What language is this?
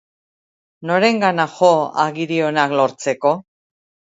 Basque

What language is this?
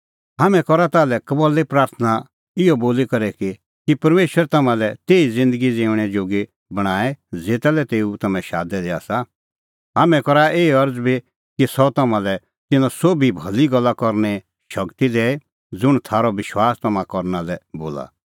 Kullu Pahari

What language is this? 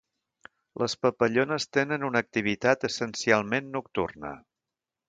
Catalan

